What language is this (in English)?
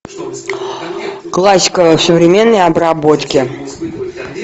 Russian